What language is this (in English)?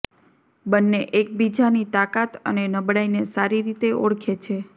Gujarati